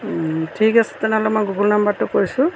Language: Assamese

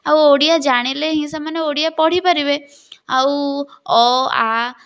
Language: Odia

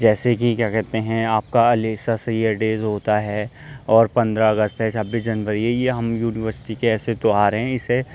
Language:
Urdu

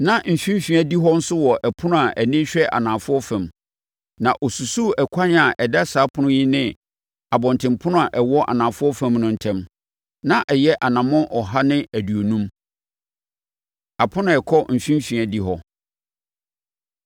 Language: Akan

